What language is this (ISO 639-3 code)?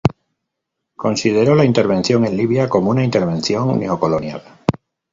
spa